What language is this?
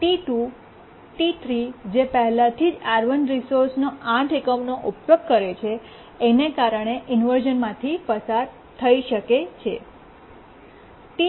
Gujarati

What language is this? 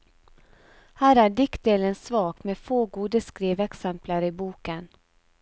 Norwegian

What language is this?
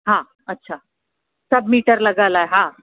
Sindhi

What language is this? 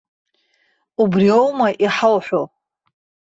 Abkhazian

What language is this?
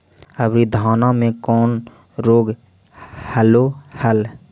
Magahi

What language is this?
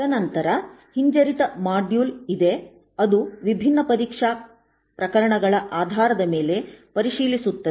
Kannada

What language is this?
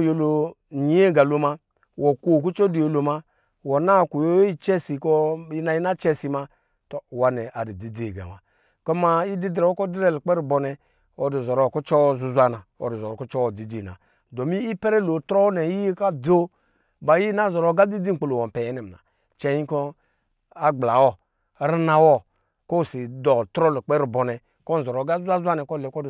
Lijili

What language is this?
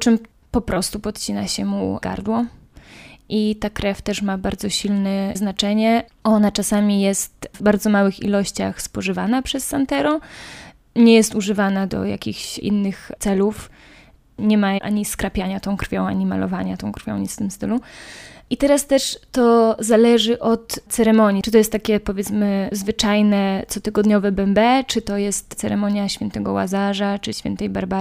Polish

